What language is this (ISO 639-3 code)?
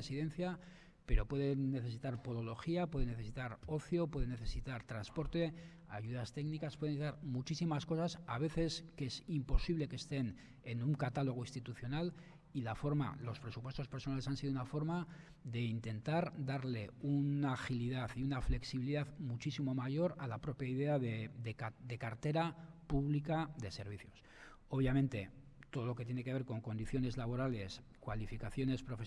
spa